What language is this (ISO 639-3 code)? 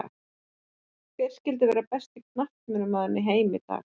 isl